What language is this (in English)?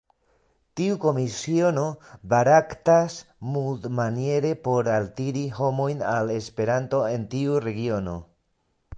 Esperanto